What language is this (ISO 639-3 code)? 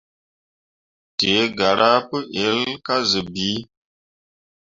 mua